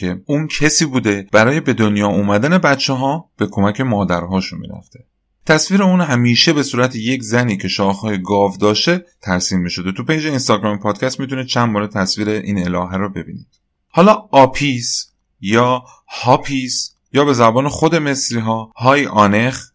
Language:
Persian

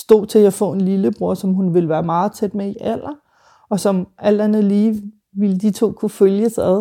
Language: Danish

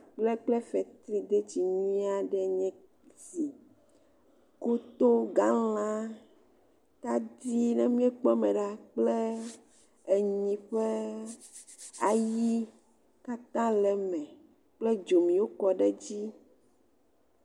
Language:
Ewe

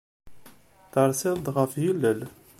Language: Kabyle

